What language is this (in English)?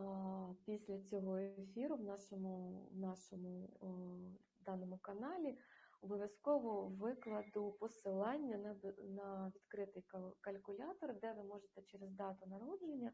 Ukrainian